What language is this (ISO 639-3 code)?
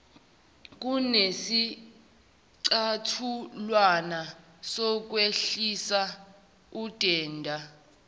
zul